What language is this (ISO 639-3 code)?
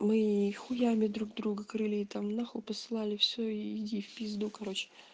rus